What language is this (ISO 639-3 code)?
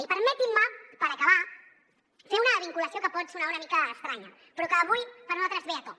cat